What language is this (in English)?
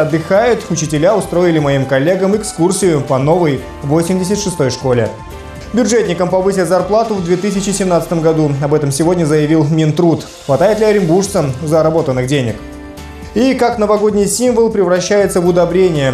Russian